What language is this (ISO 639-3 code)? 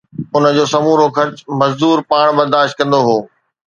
snd